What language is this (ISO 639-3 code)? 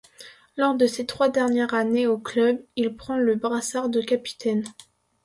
fra